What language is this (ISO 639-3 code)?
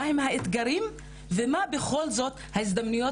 heb